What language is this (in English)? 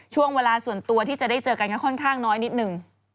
Thai